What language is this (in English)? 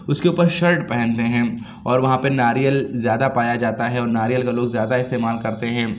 Urdu